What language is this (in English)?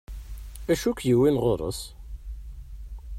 Kabyle